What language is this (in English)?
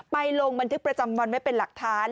Thai